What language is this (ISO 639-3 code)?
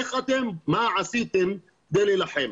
heb